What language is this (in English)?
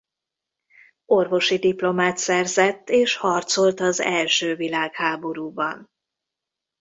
Hungarian